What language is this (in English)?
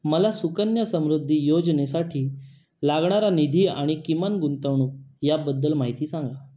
Marathi